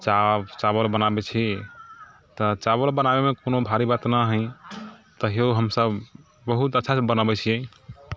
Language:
Maithili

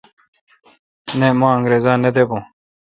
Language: Kalkoti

